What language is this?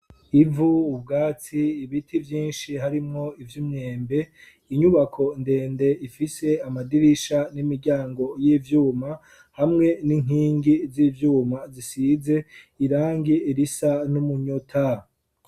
Rundi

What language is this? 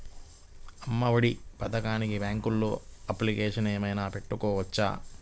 Telugu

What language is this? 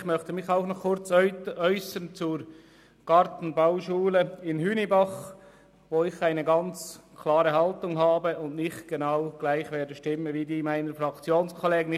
Swiss German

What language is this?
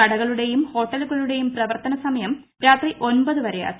Malayalam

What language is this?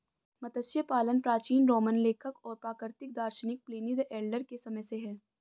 Hindi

